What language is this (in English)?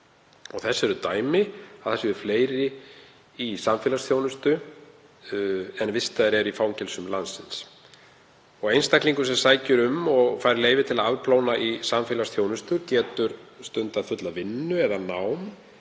Icelandic